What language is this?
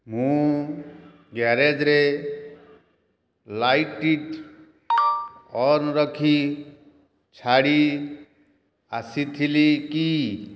Odia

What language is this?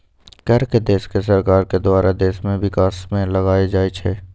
Magahi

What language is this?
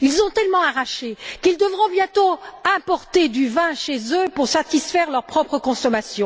French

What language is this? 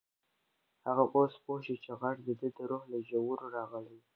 Pashto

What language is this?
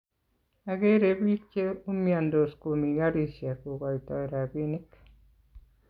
Kalenjin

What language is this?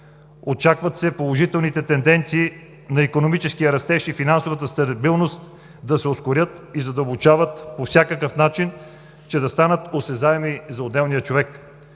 Bulgarian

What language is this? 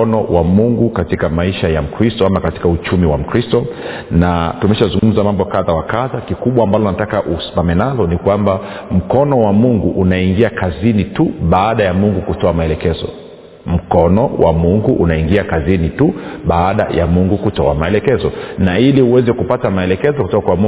Swahili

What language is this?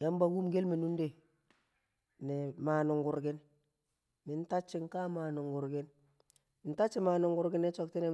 Kamo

